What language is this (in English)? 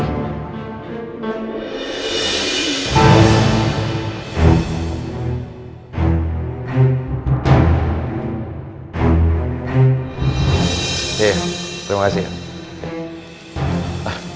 Indonesian